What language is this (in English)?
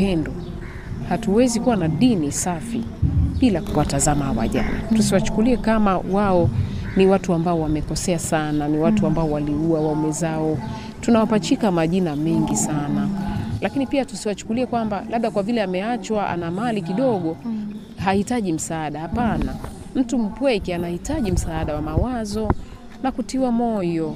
Swahili